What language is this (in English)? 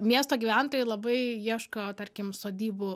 Lithuanian